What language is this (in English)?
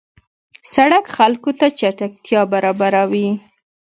Pashto